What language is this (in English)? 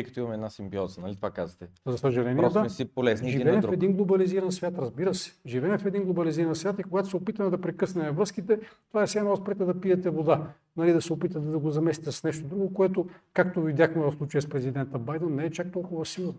Bulgarian